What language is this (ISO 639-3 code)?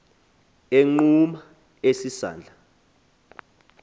xho